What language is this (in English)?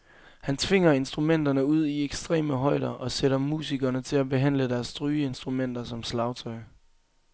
Danish